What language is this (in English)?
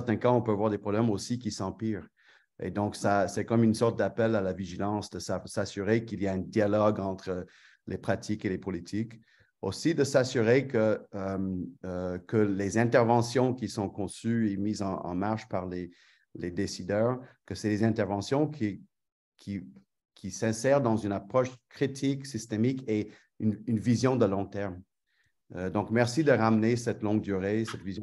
French